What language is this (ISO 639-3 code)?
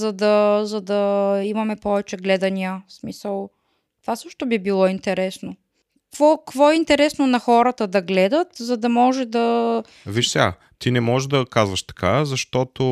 bul